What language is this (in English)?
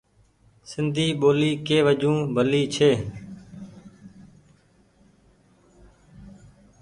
Goaria